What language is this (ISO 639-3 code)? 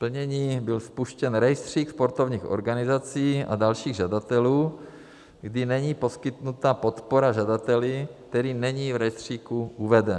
ces